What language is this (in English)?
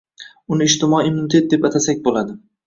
Uzbek